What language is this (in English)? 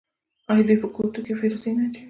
Pashto